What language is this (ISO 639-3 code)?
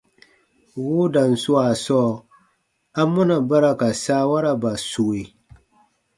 bba